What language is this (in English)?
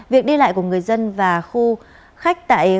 Vietnamese